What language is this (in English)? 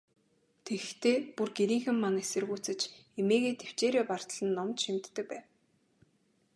Mongolian